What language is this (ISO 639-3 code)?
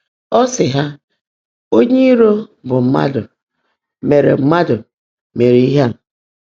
ibo